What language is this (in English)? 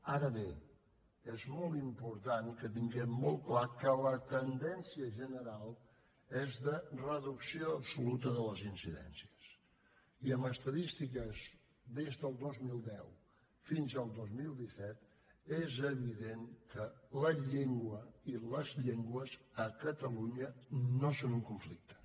Catalan